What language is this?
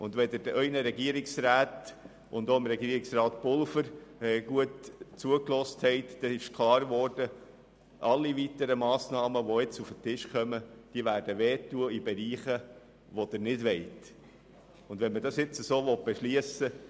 Swiss German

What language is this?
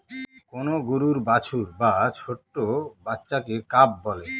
Bangla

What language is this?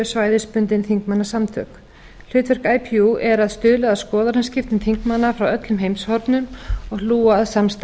Icelandic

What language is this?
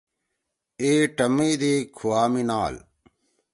Torwali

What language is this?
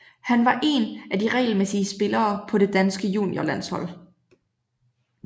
Danish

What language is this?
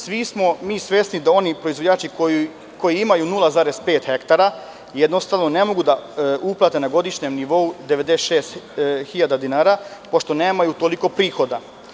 Serbian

